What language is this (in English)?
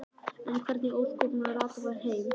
Icelandic